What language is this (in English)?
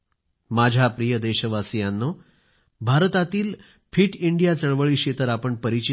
Marathi